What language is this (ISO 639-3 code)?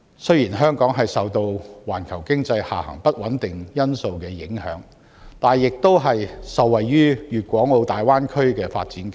yue